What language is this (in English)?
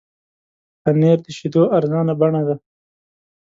Pashto